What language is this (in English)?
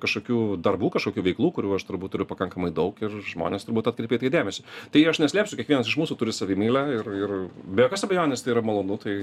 Lithuanian